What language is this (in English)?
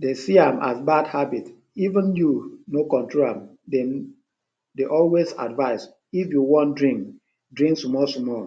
Nigerian Pidgin